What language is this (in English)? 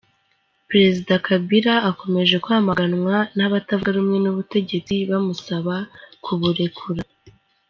Kinyarwanda